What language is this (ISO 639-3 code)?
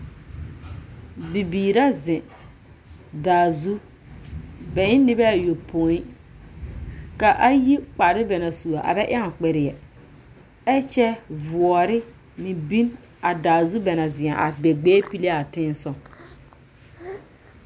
dga